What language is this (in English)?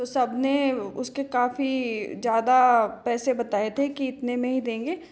Hindi